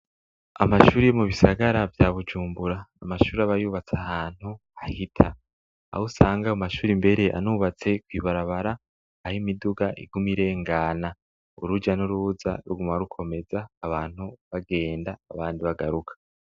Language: Rundi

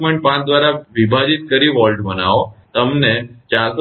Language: Gujarati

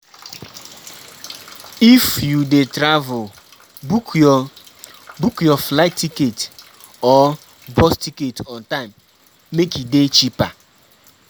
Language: Nigerian Pidgin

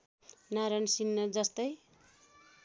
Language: Nepali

